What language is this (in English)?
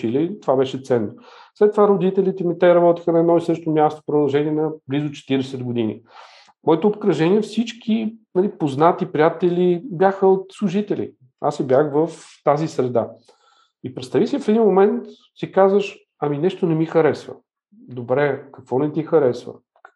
Bulgarian